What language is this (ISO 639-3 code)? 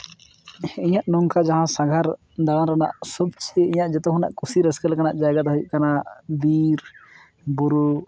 sat